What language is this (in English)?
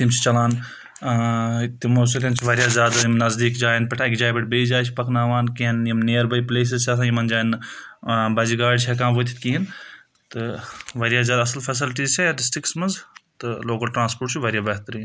Kashmiri